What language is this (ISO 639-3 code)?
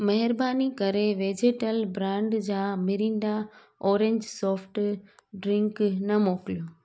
snd